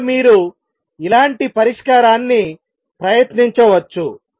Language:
Telugu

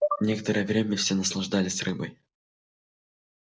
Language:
Russian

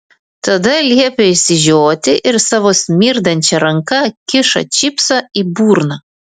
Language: Lithuanian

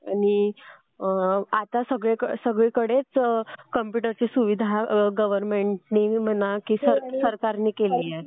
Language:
Marathi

